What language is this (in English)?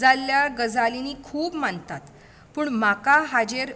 Konkani